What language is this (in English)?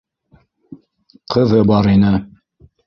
Bashkir